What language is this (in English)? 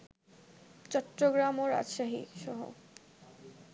Bangla